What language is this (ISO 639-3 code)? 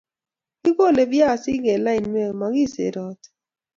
kln